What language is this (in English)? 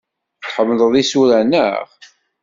Kabyle